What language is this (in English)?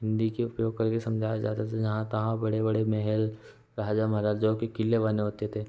Hindi